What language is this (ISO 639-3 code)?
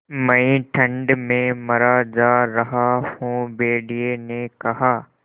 hin